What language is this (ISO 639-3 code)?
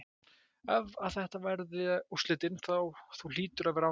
isl